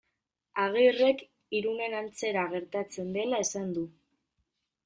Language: Basque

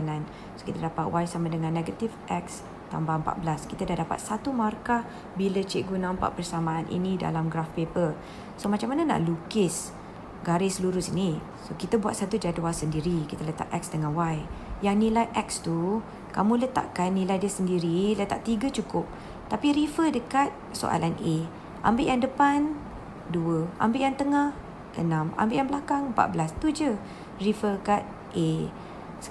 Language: Malay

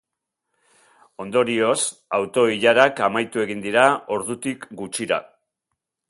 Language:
Basque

